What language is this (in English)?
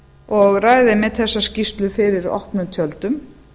Icelandic